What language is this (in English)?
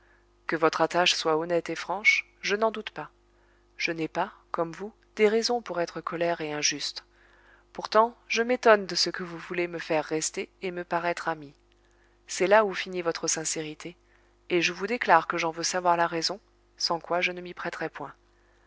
French